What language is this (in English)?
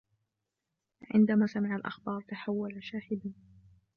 Arabic